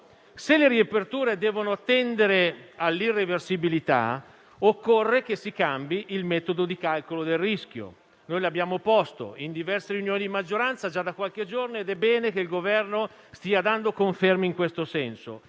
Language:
Italian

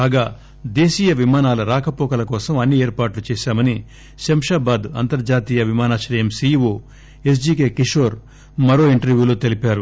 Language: Telugu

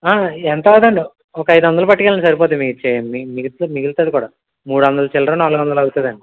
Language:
Telugu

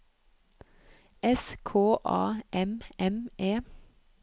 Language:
Norwegian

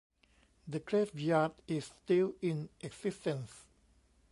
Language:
English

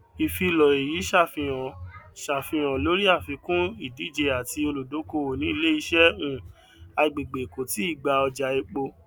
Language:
Yoruba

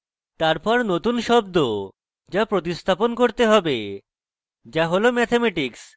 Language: Bangla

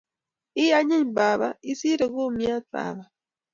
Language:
Kalenjin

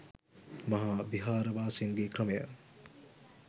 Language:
Sinhala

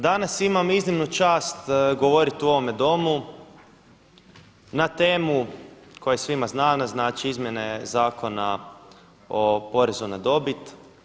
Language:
Croatian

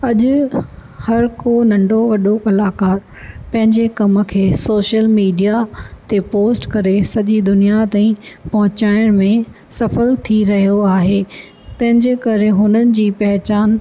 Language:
Sindhi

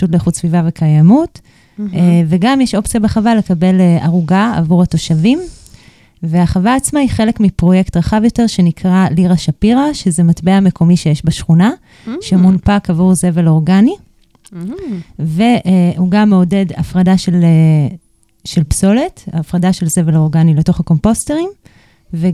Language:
Hebrew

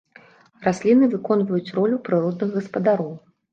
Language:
Belarusian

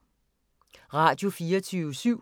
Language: Danish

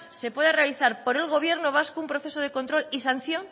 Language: Spanish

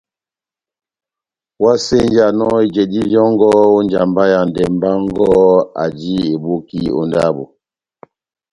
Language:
Batanga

